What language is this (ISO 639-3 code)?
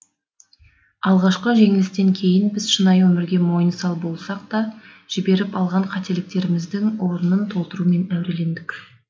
kaz